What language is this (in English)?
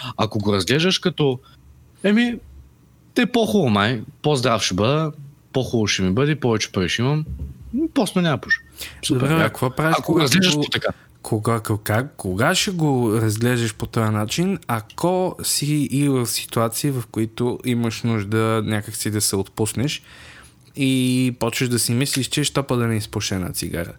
Bulgarian